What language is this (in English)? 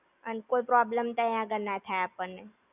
Gujarati